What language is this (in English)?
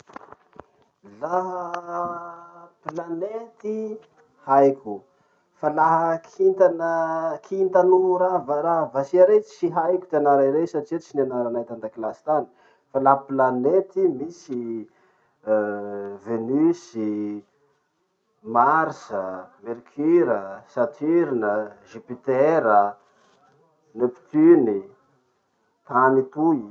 Masikoro Malagasy